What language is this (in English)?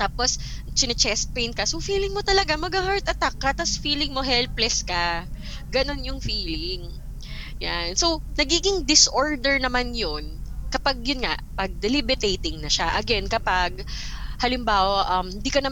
Filipino